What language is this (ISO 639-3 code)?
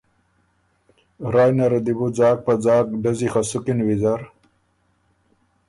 oru